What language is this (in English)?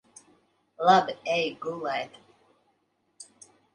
Latvian